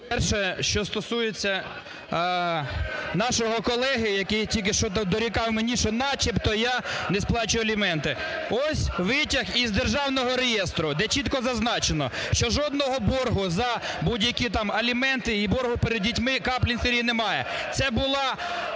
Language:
Ukrainian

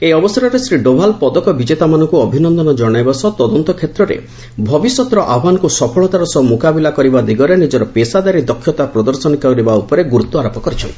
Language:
Odia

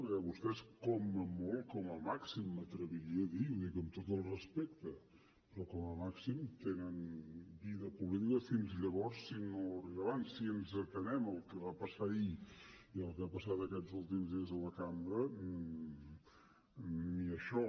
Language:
Catalan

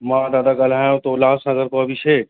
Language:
Sindhi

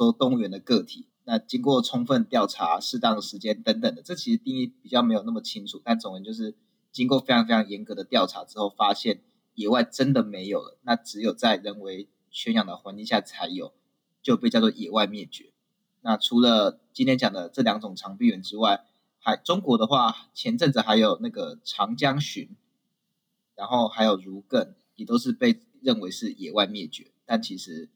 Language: Chinese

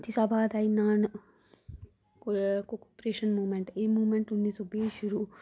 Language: Dogri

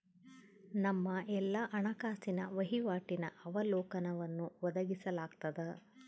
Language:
Kannada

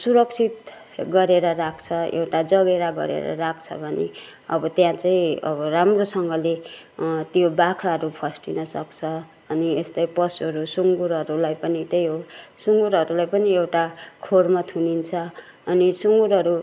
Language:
Nepali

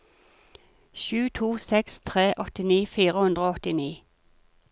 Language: Norwegian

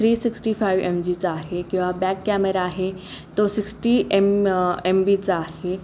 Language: Marathi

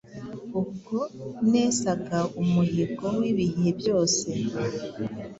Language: Kinyarwanda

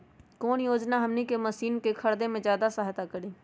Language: Magahi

